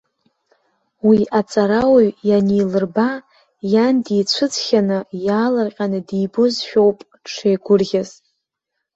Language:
Abkhazian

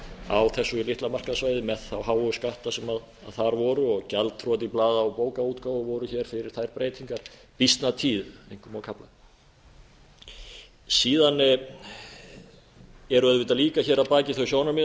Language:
Icelandic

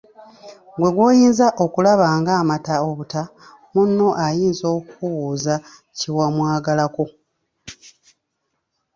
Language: Ganda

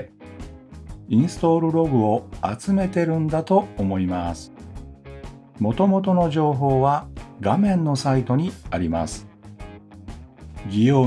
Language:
Japanese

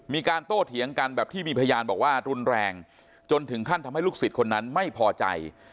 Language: Thai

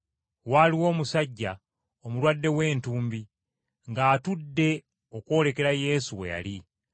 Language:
Ganda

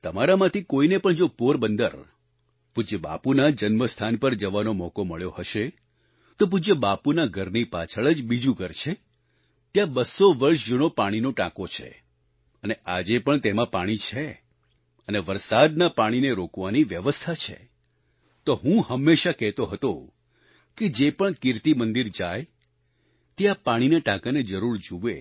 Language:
Gujarati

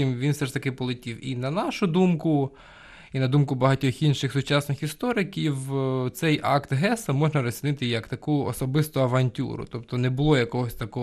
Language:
Ukrainian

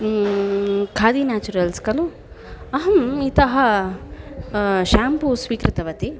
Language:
Sanskrit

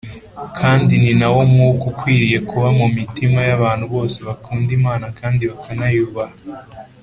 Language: Kinyarwanda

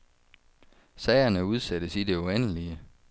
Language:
Danish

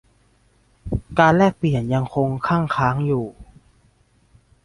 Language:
Thai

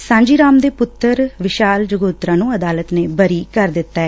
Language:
Punjabi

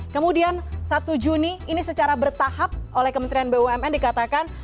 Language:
Indonesian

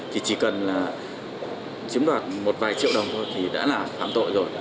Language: Vietnamese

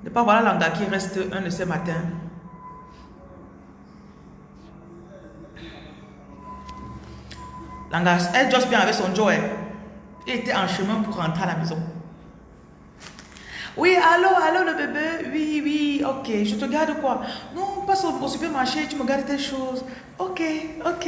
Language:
French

